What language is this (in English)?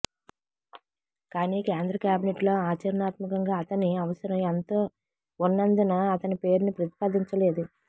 Telugu